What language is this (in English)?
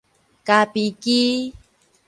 Min Nan Chinese